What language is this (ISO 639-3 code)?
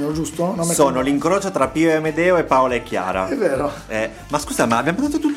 ita